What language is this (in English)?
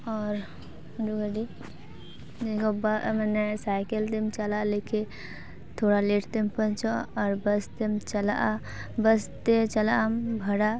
Santali